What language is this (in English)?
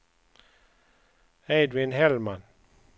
Swedish